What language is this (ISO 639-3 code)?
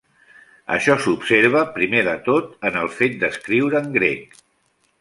cat